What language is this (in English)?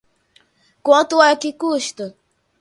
Portuguese